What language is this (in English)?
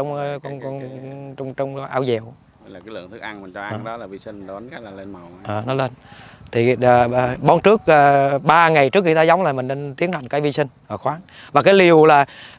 Vietnamese